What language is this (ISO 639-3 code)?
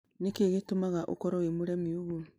kik